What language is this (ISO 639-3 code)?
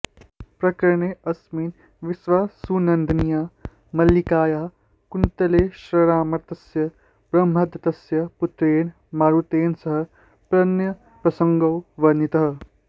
san